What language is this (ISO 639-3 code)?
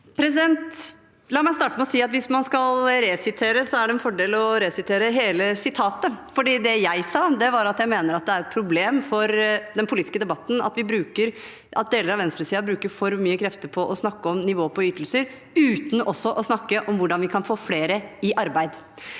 nor